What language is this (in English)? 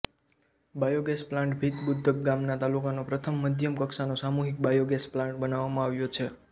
Gujarati